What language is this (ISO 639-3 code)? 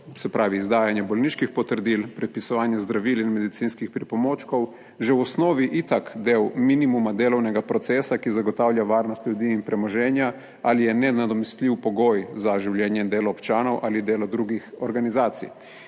slv